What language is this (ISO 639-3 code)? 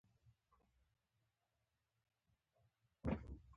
pus